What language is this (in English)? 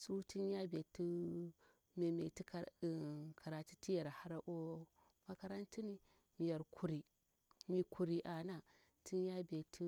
Bura-Pabir